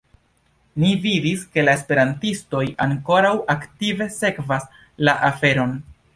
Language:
Esperanto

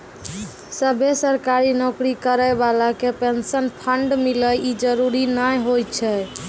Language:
Maithili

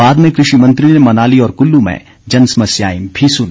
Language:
Hindi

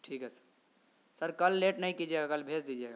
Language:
Urdu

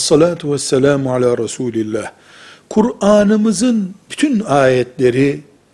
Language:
Turkish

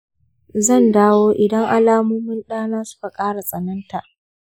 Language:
Hausa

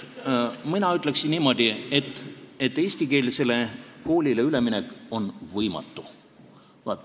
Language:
Estonian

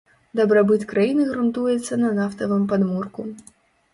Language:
Belarusian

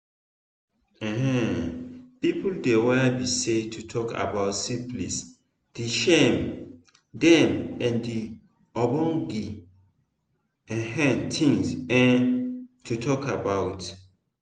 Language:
Nigerian Pidgin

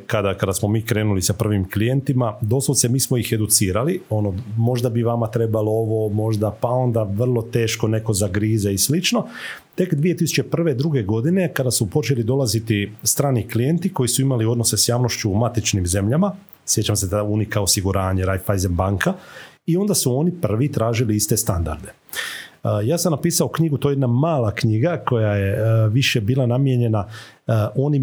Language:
Croatian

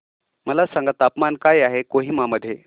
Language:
Marathi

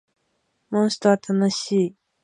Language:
Japanese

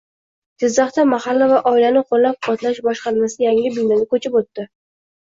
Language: Uzbek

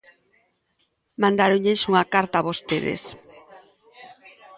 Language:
Galician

